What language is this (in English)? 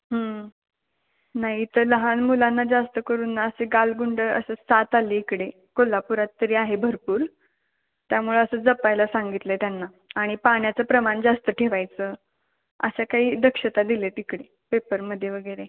Marathi